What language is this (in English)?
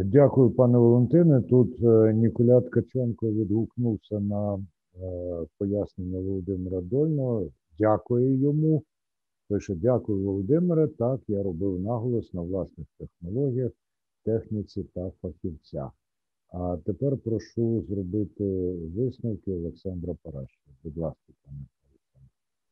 Ukrainian